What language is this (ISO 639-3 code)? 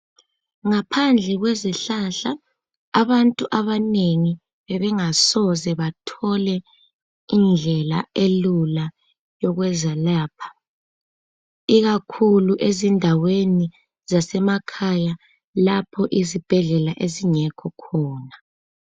nde